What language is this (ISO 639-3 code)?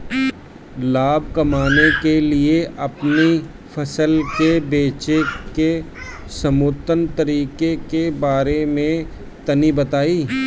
bho